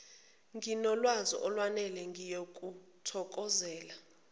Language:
Zulu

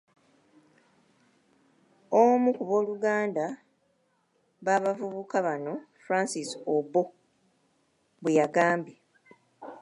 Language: Ganda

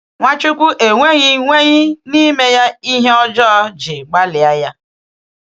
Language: Igbo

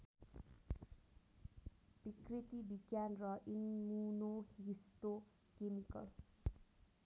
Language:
Nepali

